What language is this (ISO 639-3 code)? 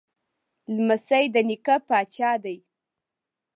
pus